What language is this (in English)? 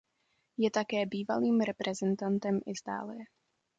Czech